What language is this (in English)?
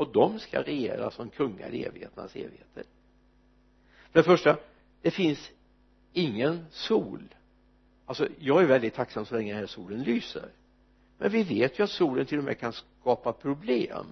Swedish